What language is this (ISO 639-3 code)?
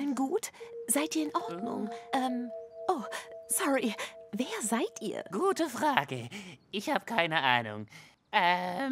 deu